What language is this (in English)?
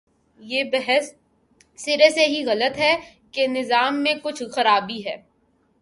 Urdu